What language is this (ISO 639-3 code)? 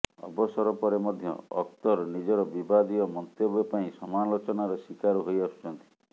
ori